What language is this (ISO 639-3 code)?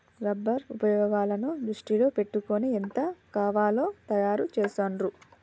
tel